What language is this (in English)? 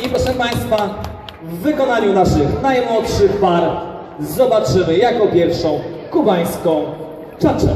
Polish